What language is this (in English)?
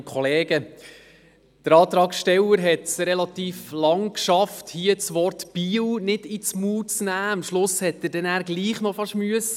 Swiss German